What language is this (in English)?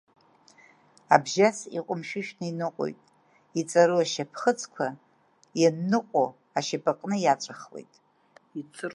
Abkhazian